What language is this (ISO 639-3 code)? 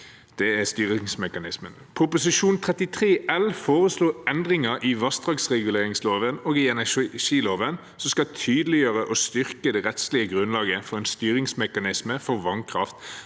nor